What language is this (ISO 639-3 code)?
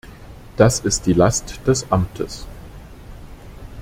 deu